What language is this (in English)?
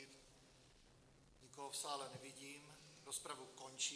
Czech